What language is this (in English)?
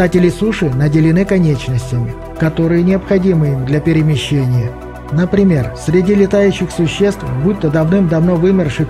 Russian